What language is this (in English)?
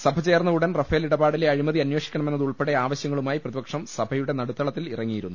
Malayalam